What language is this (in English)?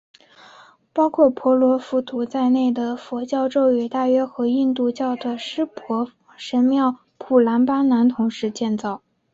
Chinese